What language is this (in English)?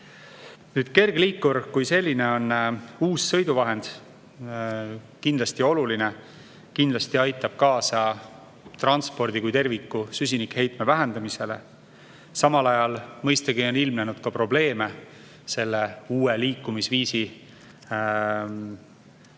Estonian